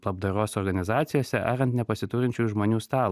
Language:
Lithuanian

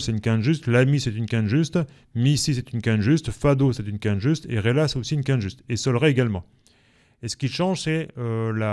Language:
French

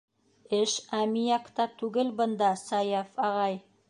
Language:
Bashkir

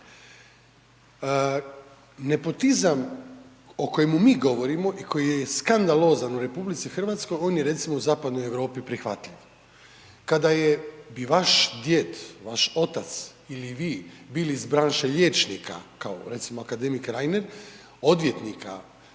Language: Croatian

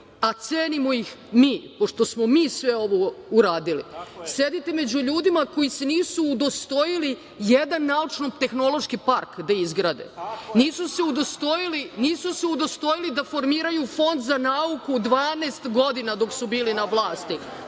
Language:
Serbian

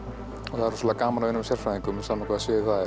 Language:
Icelandic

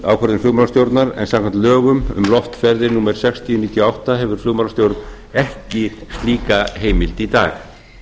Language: Icelandic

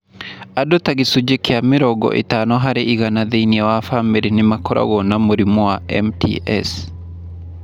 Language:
Kikuyu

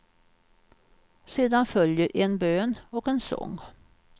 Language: Swedish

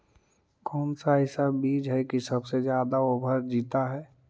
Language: Magahi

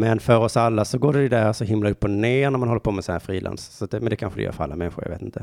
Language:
Swedish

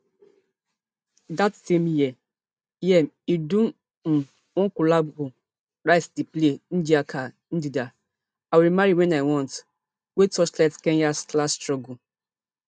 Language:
Nigerian Pidgin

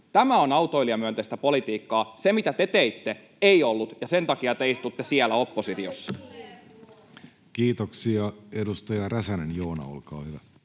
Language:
Finnish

